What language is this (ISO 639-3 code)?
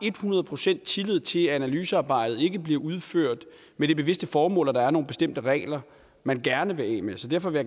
dan